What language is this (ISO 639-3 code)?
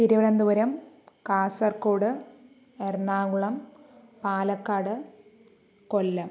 mal